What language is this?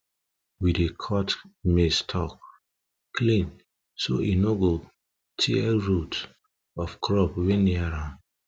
Nigerian Pidgin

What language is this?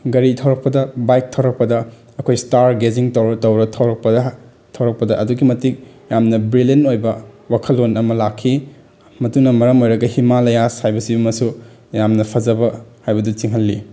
Manipuri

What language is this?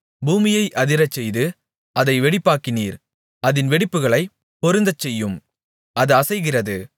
Tamil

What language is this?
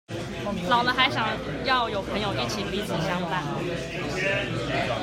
Chinese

